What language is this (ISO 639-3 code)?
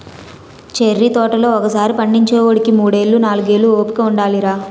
tel